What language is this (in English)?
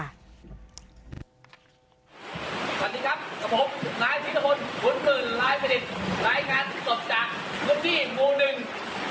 Thai